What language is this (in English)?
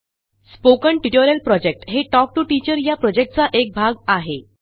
Marathi